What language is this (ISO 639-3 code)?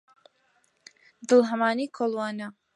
ckb